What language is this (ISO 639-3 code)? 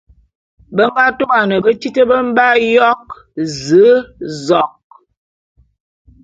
bum